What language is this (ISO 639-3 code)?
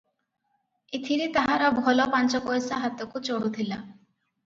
ori